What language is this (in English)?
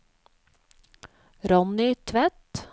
Norwegian